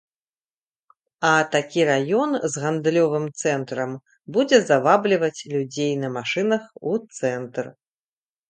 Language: Belarusian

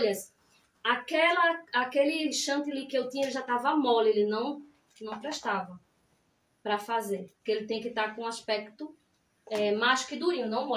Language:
Portuguese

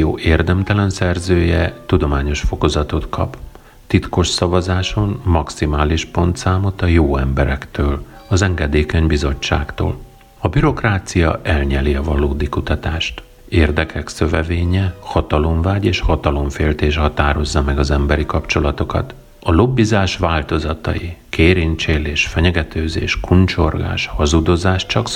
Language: Hungarian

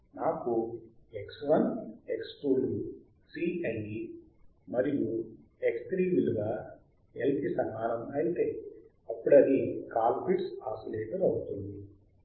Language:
Telugu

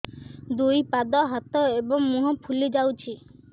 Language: Odia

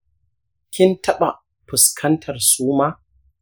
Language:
Hausa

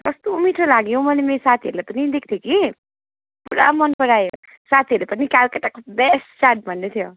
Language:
Nepali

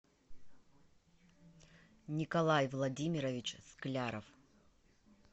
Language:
Russian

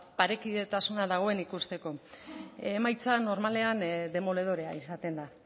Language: Basque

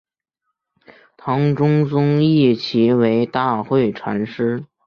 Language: Chinese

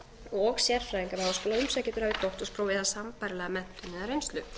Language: Icelandic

